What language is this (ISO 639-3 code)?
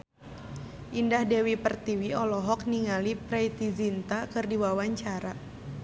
sun